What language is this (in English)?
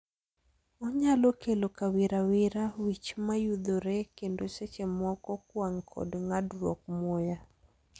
Luo (Kenya and Tanzania)